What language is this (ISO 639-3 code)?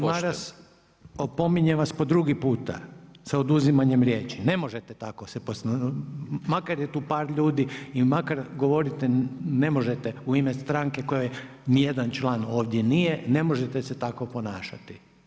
hrv